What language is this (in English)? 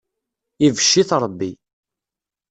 Kabyle